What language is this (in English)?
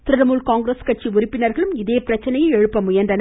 Tamil